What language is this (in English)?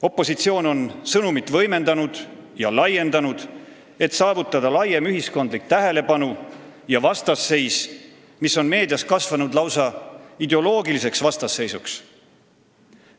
Estonian